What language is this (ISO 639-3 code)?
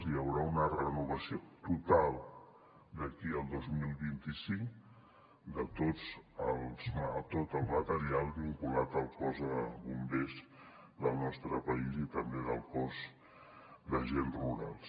cat